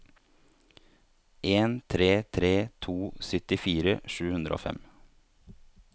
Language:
Norwegian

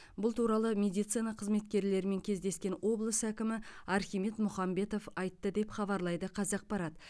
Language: Kazakh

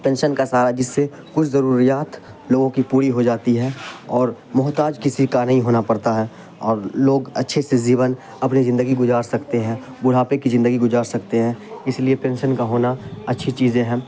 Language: Urdu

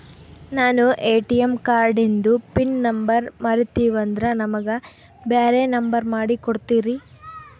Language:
Kannada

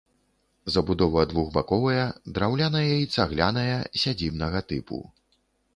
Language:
Belarusian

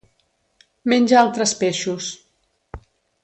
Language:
Catalan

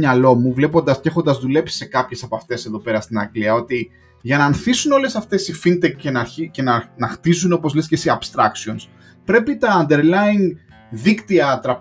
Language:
Greek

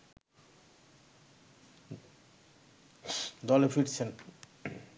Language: Bangla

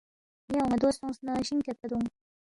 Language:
Balti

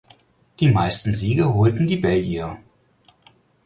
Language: German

